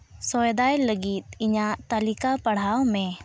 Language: Santali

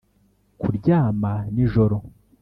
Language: Kinyarwanda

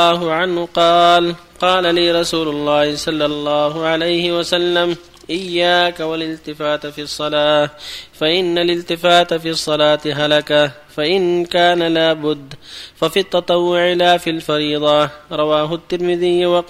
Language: Arabic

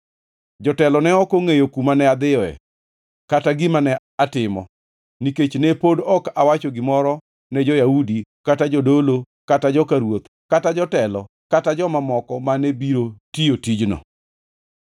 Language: Luo (Kenya and Tanzania)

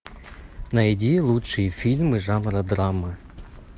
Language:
Russian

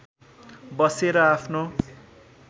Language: Nepali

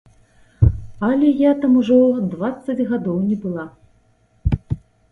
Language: Belarusian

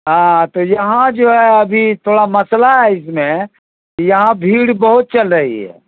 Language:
Urdu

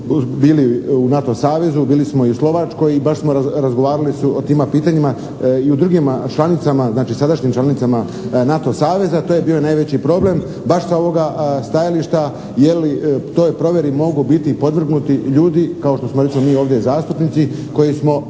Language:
Croatian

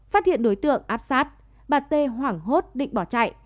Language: Vietnamese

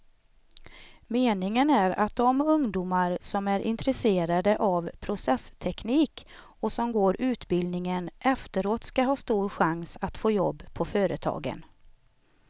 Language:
Swedish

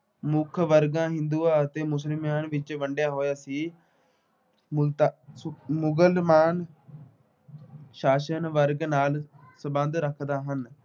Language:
Punjabi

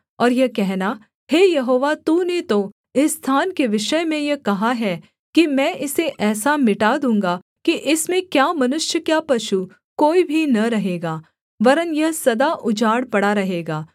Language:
Hindi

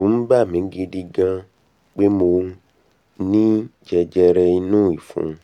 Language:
Yoruba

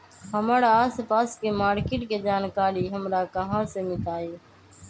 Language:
Magahi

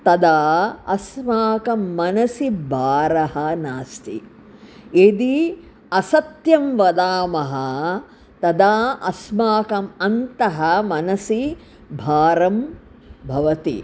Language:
Sanskrit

